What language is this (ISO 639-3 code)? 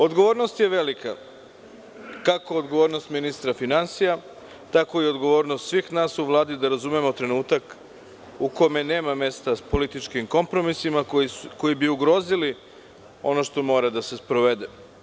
srp